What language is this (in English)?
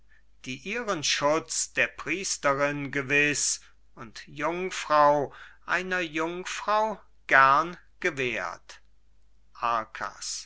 German